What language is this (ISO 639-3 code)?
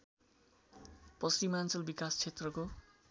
nep